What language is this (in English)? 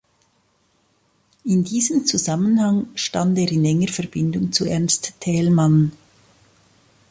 German